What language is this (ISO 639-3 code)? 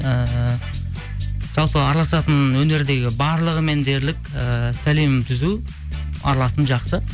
kaz